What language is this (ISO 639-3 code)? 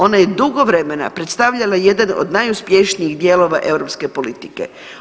hrv